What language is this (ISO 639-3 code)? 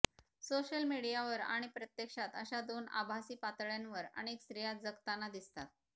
mar